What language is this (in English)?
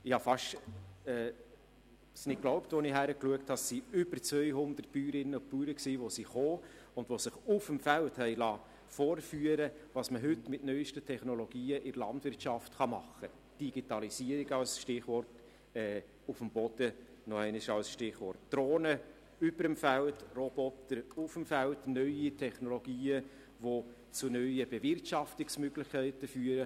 Swiss German